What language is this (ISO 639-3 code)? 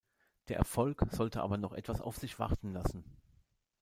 deu